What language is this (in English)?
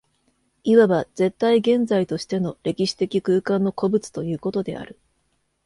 Japanese